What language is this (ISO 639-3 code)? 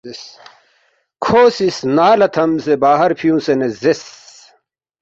bft